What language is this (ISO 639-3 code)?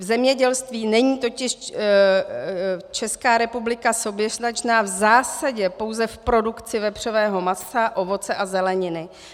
ces